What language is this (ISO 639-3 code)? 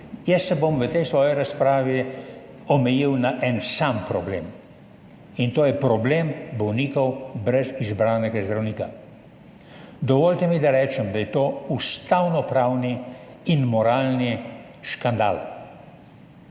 slv